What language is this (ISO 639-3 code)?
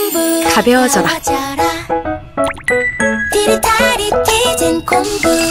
kor